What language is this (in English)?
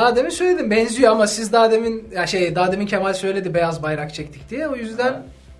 Turkish